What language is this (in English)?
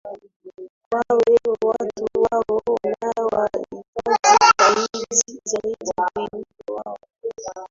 Swahili